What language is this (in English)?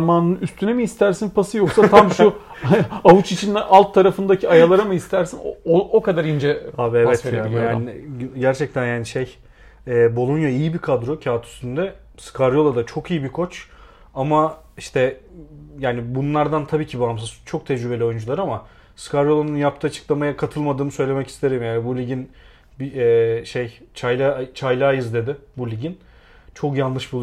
Turkish